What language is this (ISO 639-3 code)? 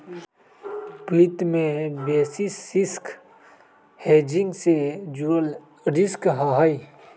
mag